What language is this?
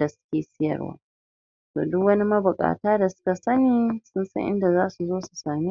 Hausa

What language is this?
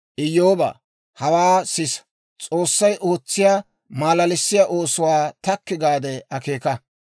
Dawro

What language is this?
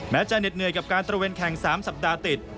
Thai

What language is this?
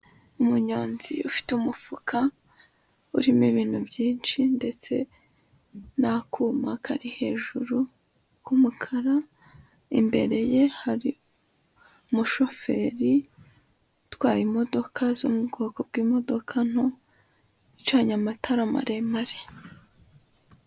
Kinyarwanda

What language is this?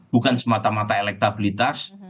Indonesian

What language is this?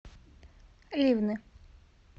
Russian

